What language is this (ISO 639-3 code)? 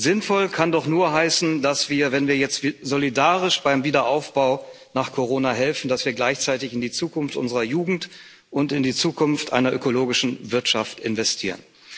deu